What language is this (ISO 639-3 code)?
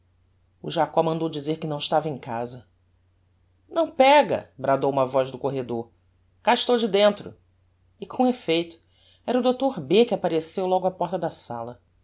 por